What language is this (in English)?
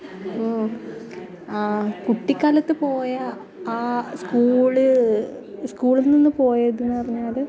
Malayalam